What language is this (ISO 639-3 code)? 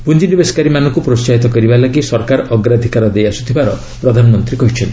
ori